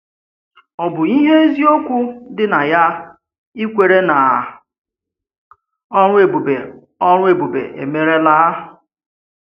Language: Igbo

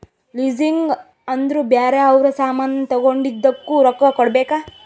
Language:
Kannada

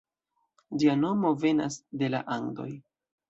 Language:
Esperanto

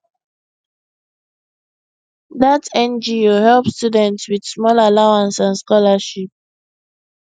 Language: Nigerian Pidgin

